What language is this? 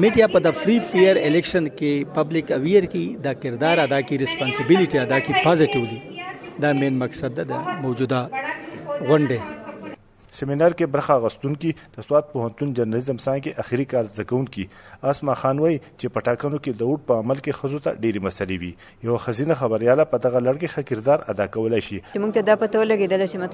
Urdu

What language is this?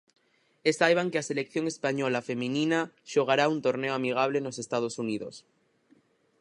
Galician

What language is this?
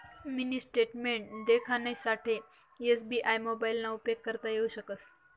Marathi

